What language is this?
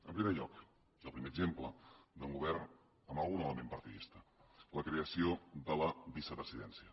Catalan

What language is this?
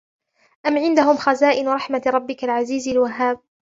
Arabic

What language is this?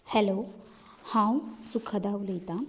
Konkani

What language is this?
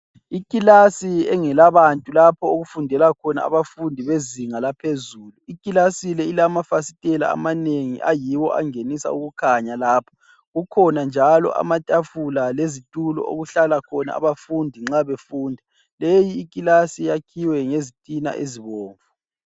North Ndebele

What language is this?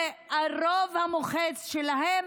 Hebrew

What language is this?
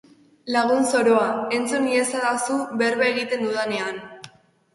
Basque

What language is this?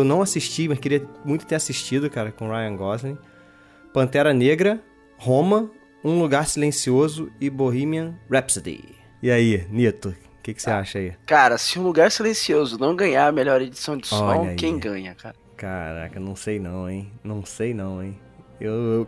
Portuguese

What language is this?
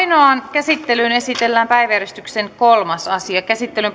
Finnish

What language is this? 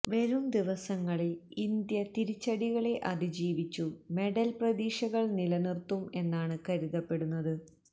Malayalam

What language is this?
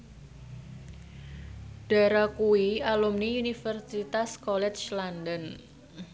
Javanese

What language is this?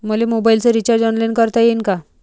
Marathi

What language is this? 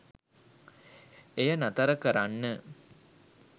Sinhala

